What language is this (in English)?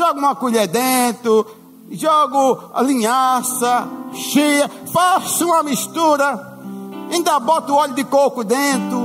Portuguese